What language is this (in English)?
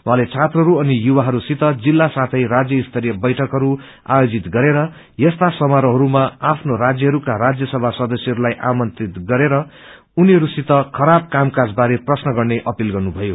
Nepali